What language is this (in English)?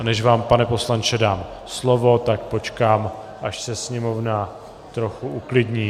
Czech